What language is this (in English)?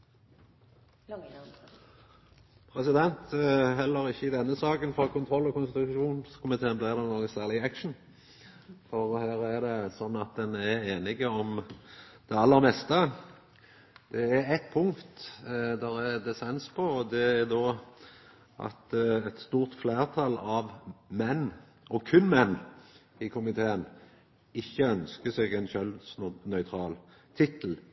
Norwegian